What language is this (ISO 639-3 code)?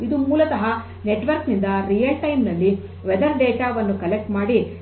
kan